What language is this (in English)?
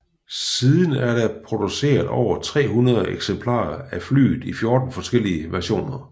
Danish